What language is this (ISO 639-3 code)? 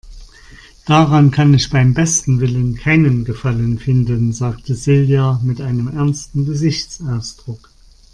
deu